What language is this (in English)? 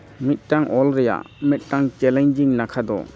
Santali